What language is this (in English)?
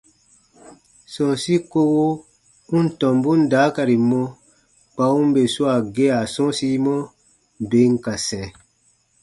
Baatonum